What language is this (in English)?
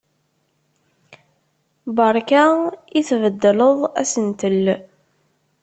Kabyle